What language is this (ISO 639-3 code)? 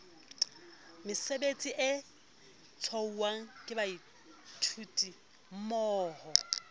sot